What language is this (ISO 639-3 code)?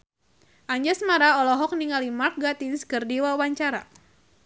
sun